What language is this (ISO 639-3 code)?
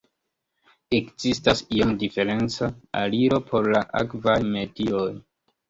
epo